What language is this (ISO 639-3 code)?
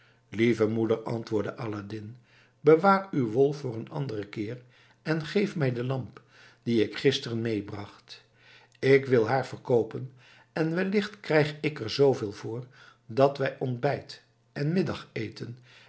nld